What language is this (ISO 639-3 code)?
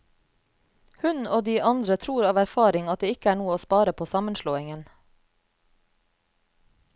nor